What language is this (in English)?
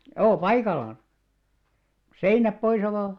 Finnish